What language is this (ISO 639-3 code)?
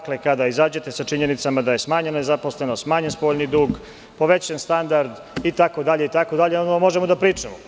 srp